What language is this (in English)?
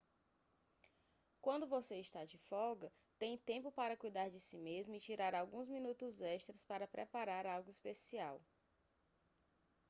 Portuguese